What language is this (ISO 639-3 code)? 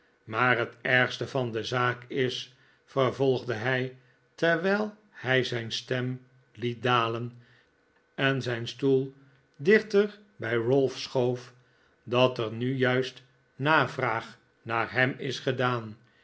nld